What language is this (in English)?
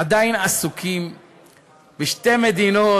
Hebrew